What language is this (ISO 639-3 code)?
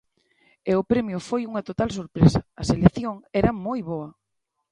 glg